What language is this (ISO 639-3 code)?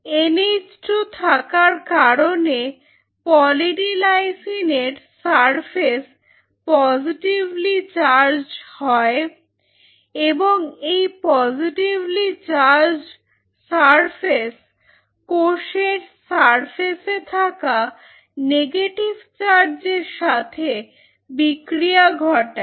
ben